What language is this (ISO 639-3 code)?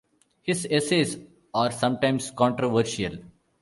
eng